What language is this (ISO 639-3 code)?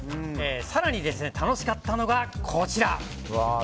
jpn